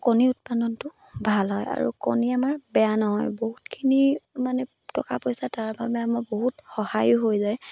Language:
Assamese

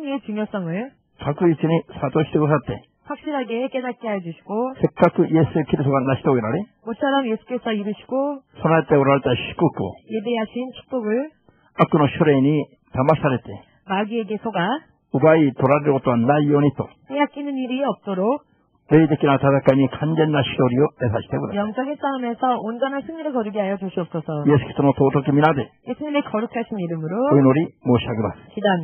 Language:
Korean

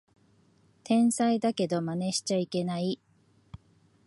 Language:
Japanese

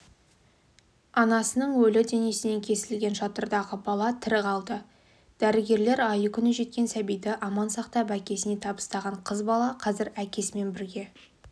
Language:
Kazakh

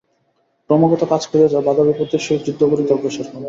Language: Bangla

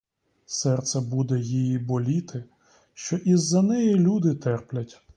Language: Ukrainian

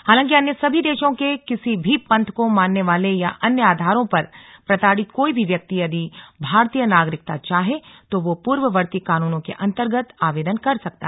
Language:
Hindi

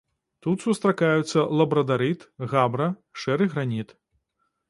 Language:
Belarusian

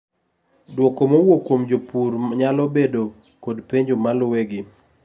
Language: Luo (Kenya and Tanzania)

